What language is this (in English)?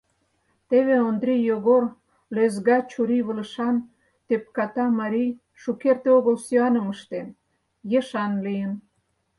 Mari